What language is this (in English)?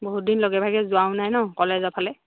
Assamese